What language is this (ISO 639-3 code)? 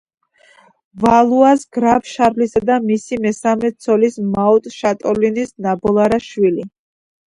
kat